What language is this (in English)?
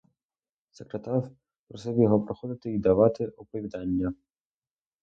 Ukrainian